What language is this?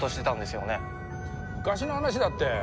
Japanese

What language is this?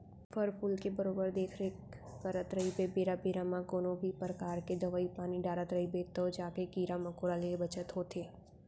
Chhattisgarhi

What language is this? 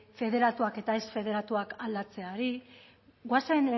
Basque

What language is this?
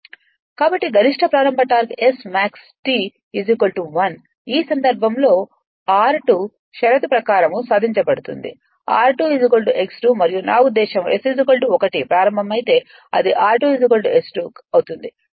Telugu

